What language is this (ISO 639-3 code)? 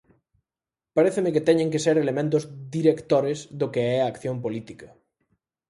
glg